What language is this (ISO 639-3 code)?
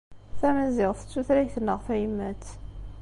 kab